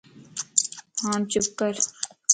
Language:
Lasi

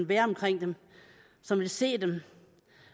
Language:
Danish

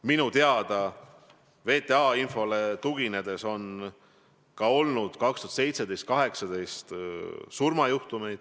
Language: Estonian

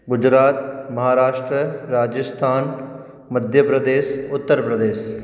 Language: Sindhi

